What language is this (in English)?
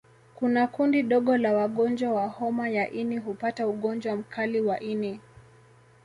Swahili